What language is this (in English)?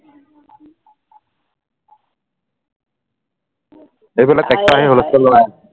Assamese